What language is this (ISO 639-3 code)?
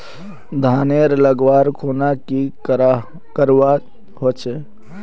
mag